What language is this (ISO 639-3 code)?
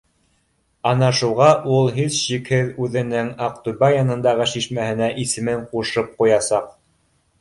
bak